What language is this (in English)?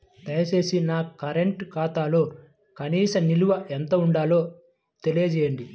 Telugu